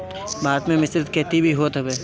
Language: Bhojpuri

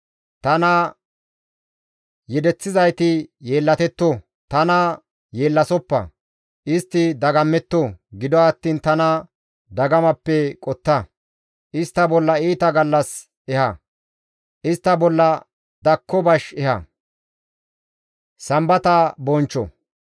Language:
Gamo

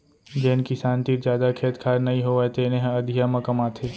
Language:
Chhattisgarhi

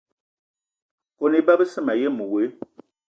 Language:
Eton (Cameroon)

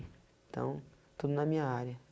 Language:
Portuguese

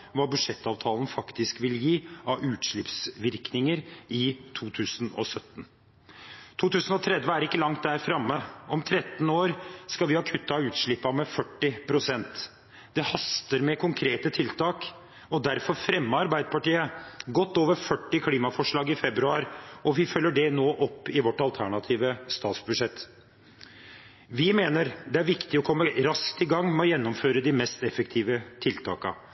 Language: Norwegian Bokmål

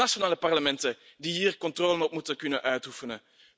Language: Dutch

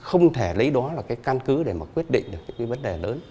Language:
Vietnamese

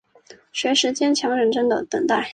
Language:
Chinese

